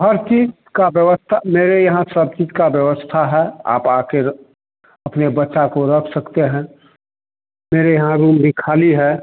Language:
Hindi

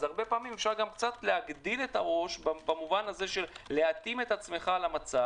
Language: Hebrew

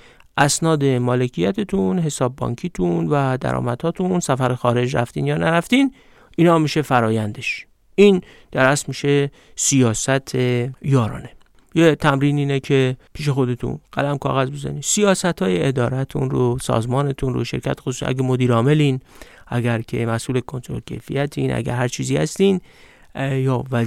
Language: Persian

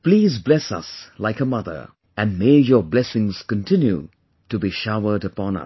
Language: English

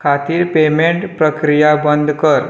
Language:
Konkani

